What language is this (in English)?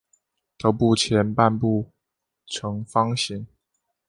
Chinese